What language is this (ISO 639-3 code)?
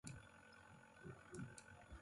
plk